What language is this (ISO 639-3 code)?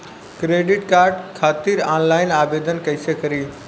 bho